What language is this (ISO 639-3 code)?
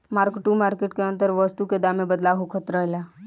bho